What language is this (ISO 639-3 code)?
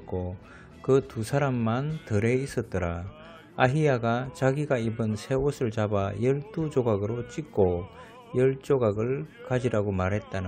kor